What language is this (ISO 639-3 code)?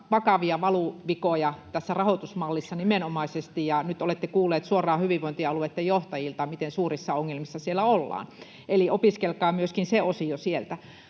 fin